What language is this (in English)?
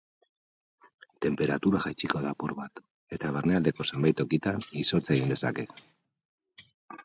Basque